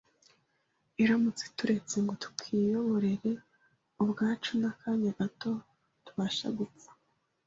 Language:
Kinyarwanda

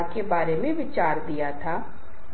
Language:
Hindi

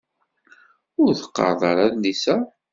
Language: Kabyle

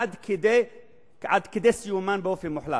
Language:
Hebrew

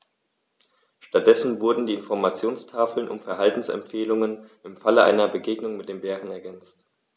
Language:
German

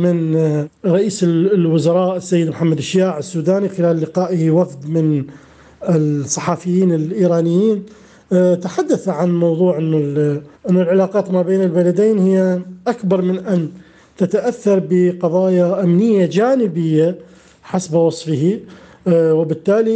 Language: Arabic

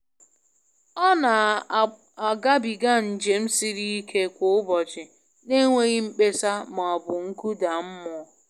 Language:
Igbo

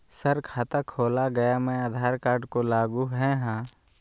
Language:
Magahi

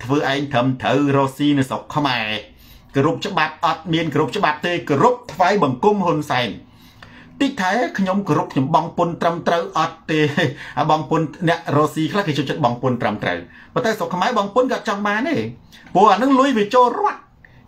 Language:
Thai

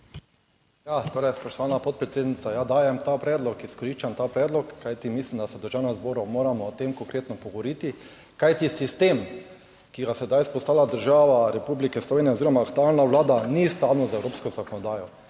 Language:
Slovenian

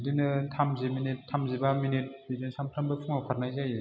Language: Bodo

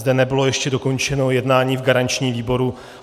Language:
Czech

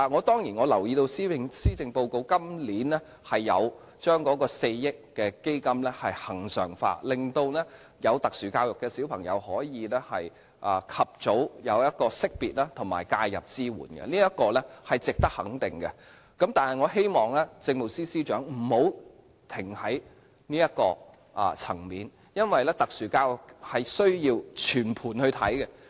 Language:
Cantonese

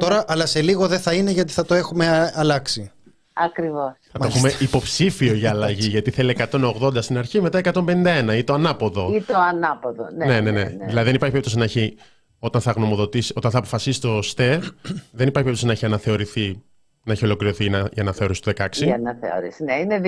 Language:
Greek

